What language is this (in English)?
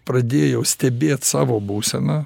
Lithuanian